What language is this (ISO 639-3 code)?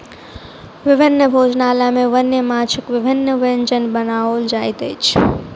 mai